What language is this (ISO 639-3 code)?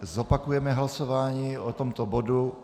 ces